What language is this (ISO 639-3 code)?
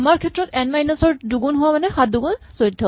asm